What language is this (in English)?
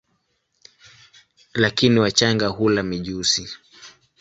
Swahili